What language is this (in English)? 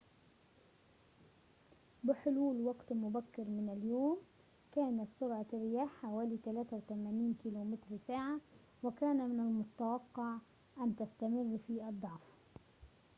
Arabic